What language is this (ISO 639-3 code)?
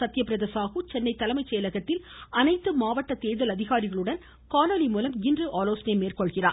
tam